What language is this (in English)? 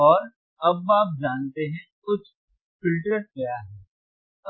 Hindi